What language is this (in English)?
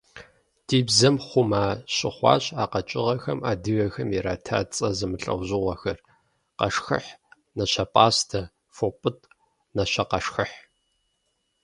Kabardian